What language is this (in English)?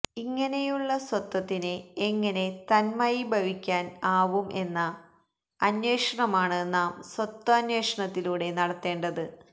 Malayalam